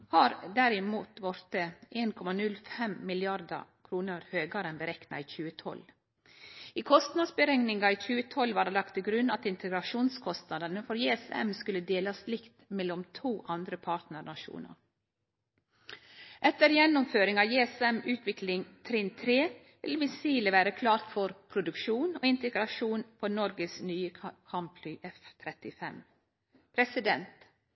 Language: Norwegian Nynorsk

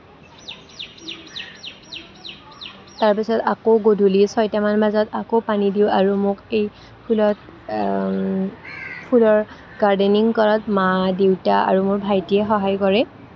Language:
Assamese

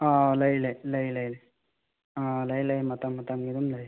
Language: Manipuri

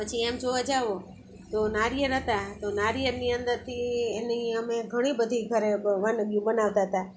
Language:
Gujarati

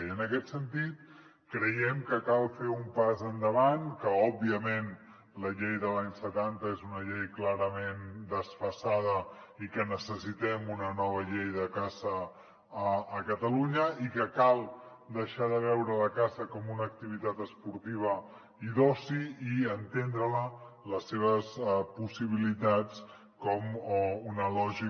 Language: Catalan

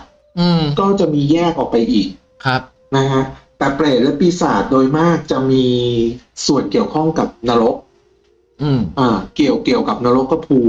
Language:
Thai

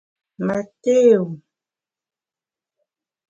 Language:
Bamun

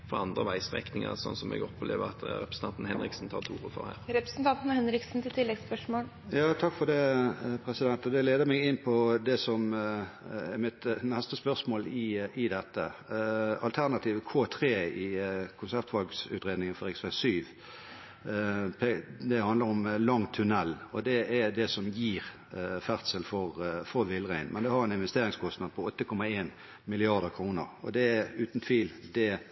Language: Norwegian Bokmål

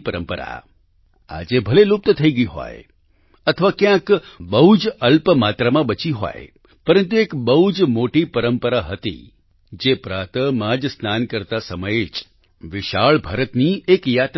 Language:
Gujarati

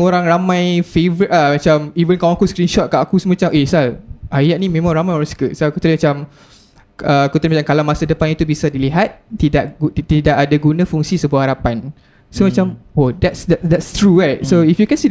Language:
Malay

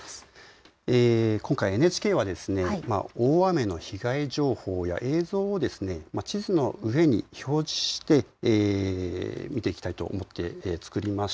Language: Japanese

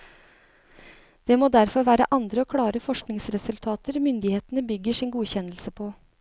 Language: Norwegian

